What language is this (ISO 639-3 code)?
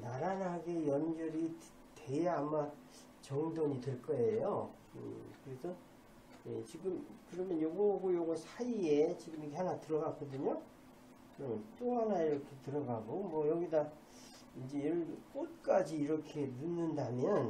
kor